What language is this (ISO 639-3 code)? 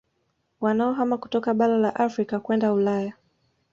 swa